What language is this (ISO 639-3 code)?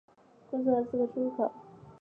zho